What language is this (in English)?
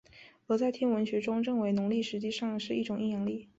Chinese